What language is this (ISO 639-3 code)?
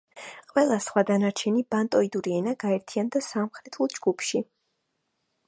kat